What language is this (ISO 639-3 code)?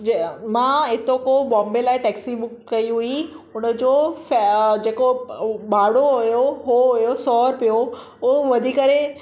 snd